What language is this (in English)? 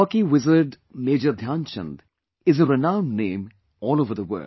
English